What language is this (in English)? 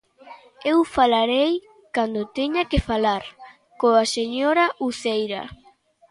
Galician